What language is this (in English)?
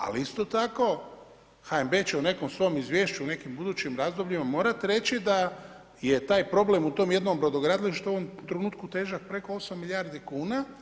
Croatian